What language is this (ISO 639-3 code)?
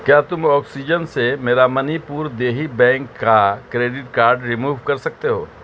urd